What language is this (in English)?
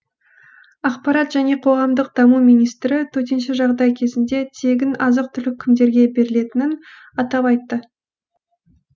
Kazakh